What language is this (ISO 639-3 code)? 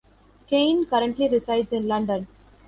eng